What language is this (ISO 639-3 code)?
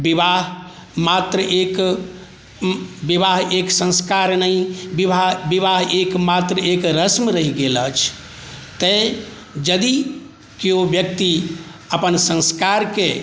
mai